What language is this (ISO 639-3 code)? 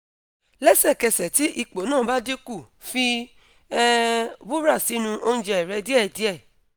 yor